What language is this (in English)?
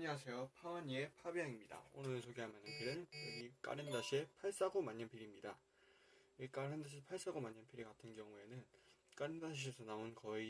Korean